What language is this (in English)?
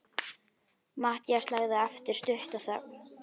Icelandic